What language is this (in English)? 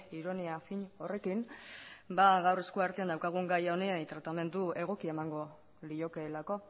Basque